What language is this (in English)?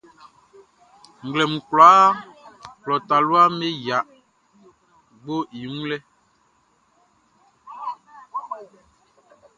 Baoulé